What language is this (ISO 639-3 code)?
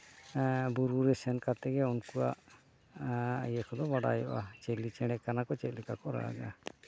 sat